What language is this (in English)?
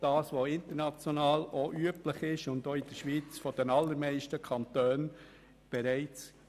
Swiss German